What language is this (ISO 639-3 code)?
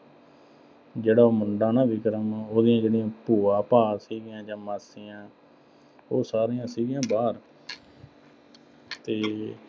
pan